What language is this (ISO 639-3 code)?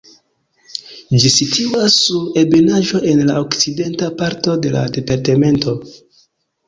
epo